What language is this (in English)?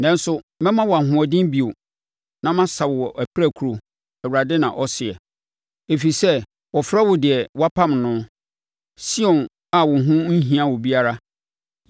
Akan